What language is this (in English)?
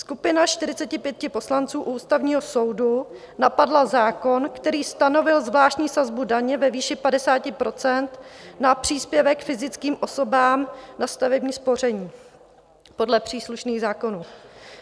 Czech